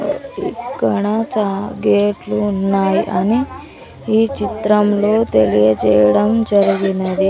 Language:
Telugu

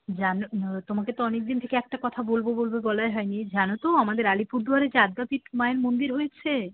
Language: Bangla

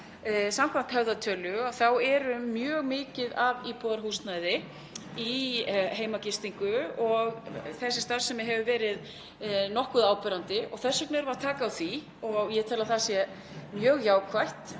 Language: Icelandic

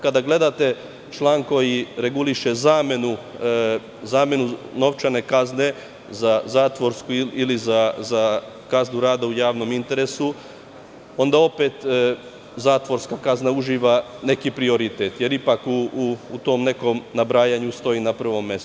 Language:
Serbian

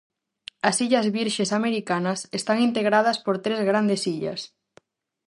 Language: Galician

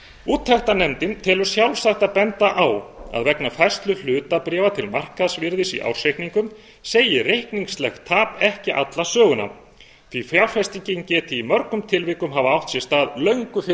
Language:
Icelandic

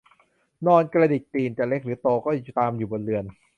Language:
Thai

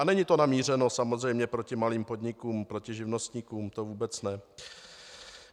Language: Czech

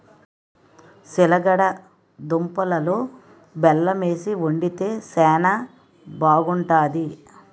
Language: Telugu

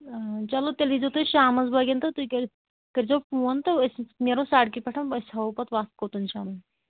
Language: Kashmiri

